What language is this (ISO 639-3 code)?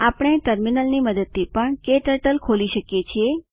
guj